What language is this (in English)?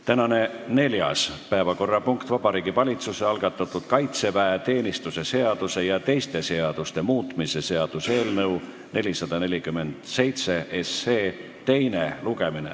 Estonian